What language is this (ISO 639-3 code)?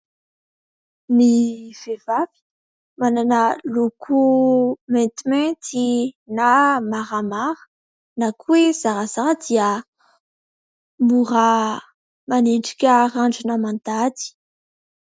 mlg